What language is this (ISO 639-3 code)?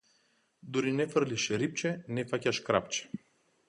mkd